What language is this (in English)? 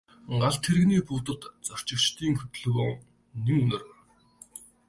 Mongolian